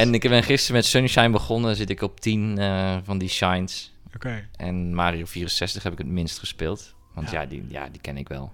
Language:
Dutch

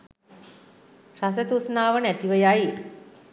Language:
Sinhala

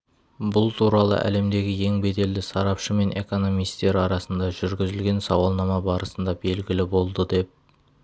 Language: Kazakh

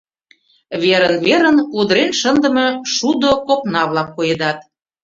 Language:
Mari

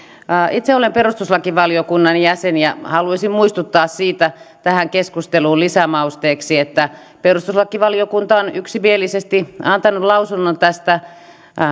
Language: Finnish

